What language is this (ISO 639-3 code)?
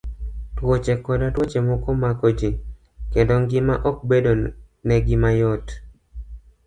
luo